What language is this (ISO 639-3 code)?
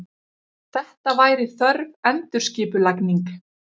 isl